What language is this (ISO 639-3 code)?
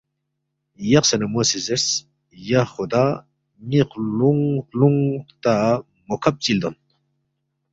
bft